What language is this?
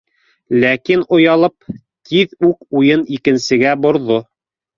Bashkir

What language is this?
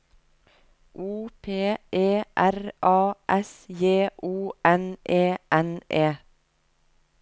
Norwegian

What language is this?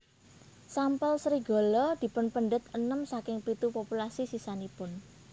Javanese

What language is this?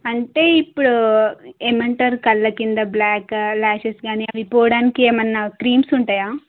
Telugu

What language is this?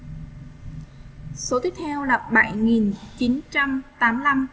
Vietnamese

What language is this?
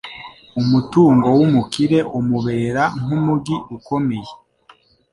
Kinyarwanda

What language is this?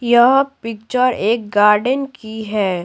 Hindi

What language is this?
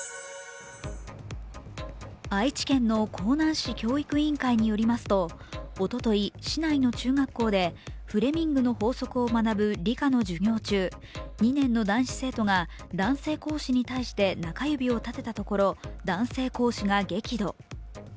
Japanese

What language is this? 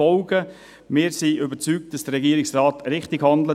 Swiss German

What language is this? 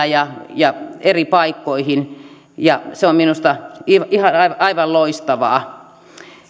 Finnish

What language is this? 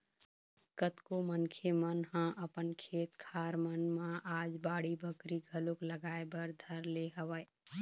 Chhattisgarhi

